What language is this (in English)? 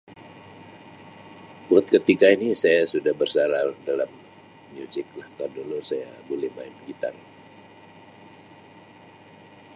Sabah Malay